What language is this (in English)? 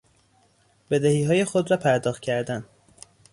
Persian